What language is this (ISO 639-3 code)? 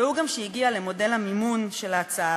heb